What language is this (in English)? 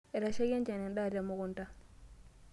Masai